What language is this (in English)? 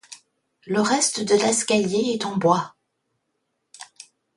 French